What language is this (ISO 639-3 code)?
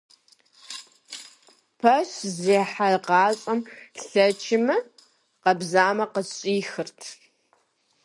kbd